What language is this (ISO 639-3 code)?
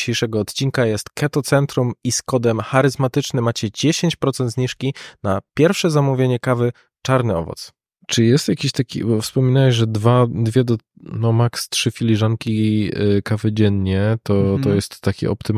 pol